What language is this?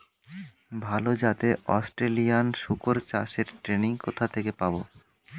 Bangla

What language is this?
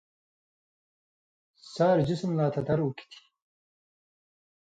Indus Kohistani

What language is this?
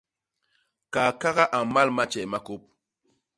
Basaa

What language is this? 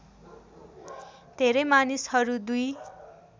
Nepali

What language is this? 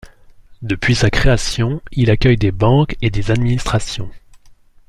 French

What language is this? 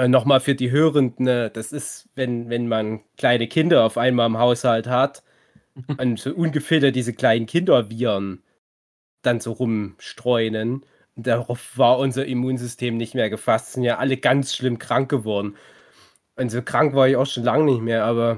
German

